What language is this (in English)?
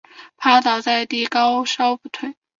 Chinese